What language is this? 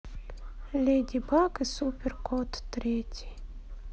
Russian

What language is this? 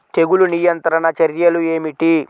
Telugu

